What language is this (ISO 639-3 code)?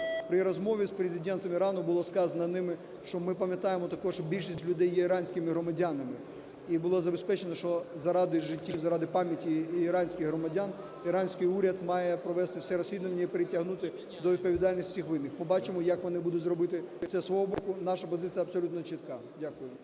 ukr